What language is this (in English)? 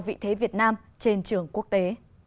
Vietnamese